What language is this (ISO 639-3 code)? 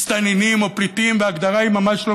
heb